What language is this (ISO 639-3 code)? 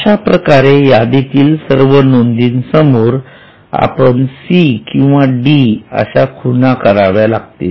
mar